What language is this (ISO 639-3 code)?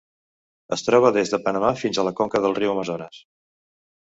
cat